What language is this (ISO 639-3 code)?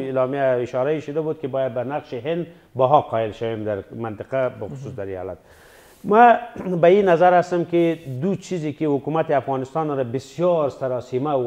fas